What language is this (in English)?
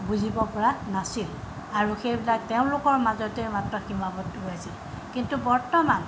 Assamese